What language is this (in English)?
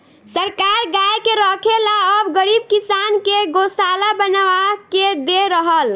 Bhojpuri